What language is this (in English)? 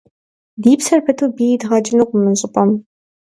Kabardian